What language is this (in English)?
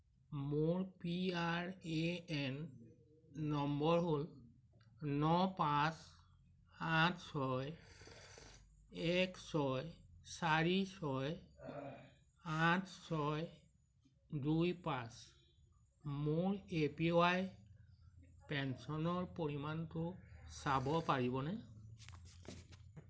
Assamese